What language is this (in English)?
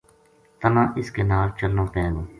Gujari